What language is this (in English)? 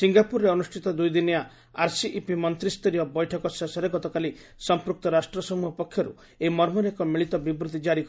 Odia